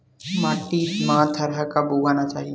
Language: Chhattisgarhi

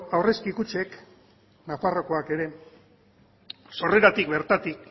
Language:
Basque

